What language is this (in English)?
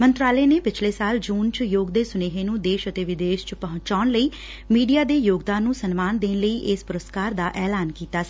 Punjabi